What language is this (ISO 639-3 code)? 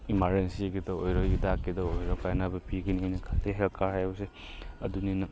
mni